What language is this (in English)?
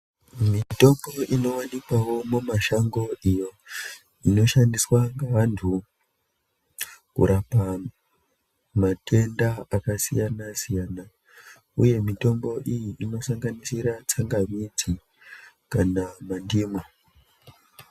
Ndau